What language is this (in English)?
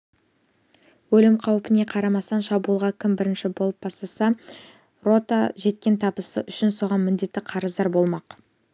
Kazakh